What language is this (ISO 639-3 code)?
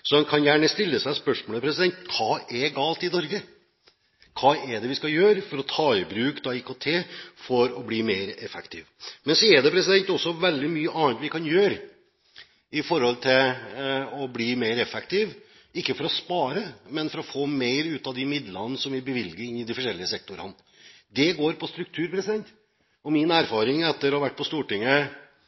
nob